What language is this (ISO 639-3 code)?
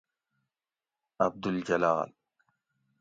gwc